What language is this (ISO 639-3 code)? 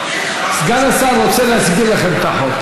heb